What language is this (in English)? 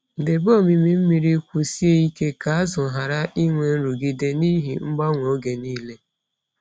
Igbo